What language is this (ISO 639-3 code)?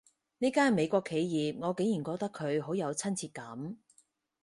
yue